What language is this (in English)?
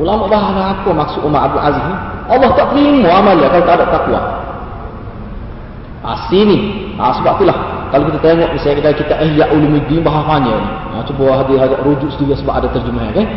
Malay